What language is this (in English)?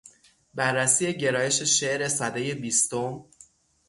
Persian